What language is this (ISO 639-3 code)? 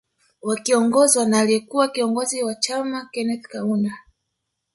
swa